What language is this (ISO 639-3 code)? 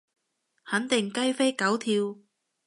yue